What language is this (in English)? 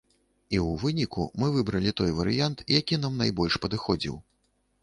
Belarusian